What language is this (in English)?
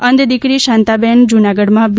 Gujarati